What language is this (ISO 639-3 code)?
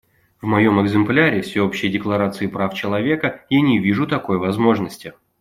rus